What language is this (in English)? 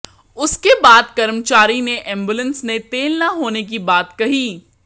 Hindi